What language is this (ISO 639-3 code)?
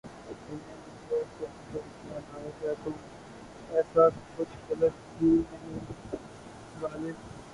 urd